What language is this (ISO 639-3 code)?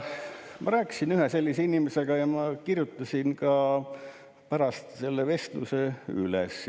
est